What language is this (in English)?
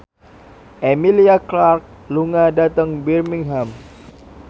Javanese